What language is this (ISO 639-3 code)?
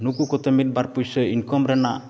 sat